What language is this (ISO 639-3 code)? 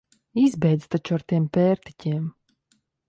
lav